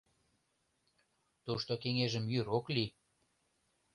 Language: Mari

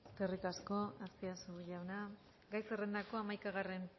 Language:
Basque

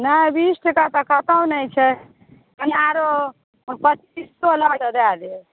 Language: Maithili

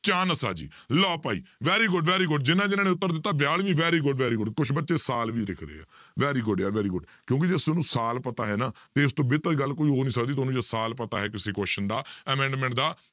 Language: Punjabi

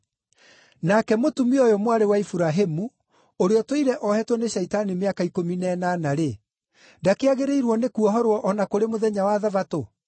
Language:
Kikuyu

